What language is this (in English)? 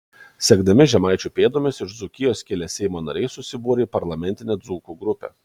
Lithuanian